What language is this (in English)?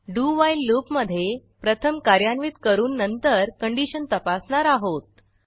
Marathi